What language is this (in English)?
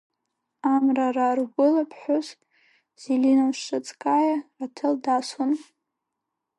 Abkhazian